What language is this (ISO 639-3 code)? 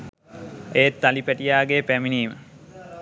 sin